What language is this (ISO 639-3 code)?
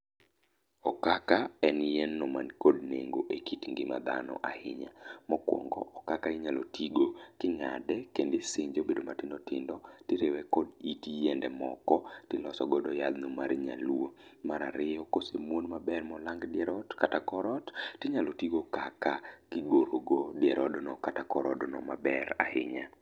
luo